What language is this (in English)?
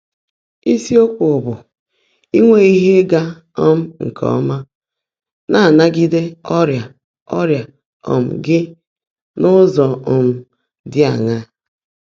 Igbo